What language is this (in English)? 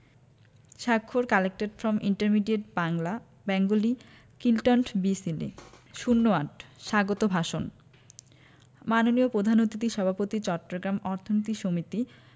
Bangla